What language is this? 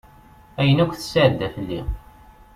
Kabyle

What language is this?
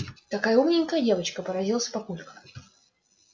Russian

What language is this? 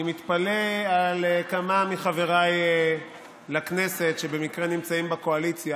Hebrew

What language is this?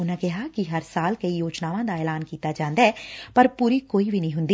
Punjabi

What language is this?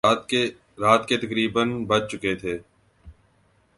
Urdu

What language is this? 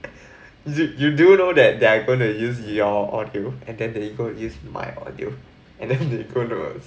English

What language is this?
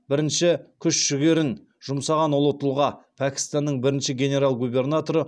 Kazakh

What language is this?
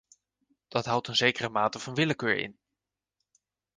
Dutch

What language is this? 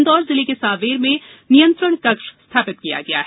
Hindi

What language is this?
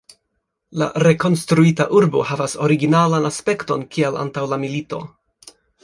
Esperanto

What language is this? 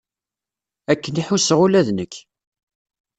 Kabyle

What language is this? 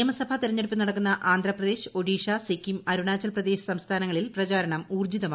Malayalam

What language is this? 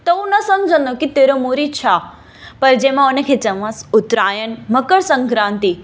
Sindhi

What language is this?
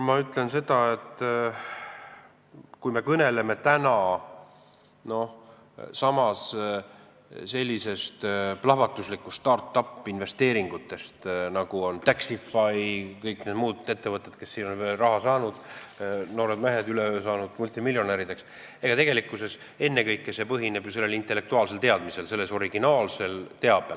Estonian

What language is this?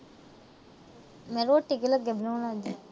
Punjabi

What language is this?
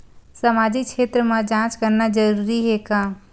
Chhattisgarhi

